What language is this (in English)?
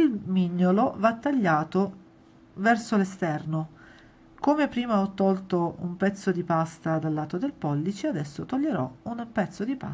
Italian